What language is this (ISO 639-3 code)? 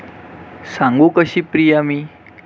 mar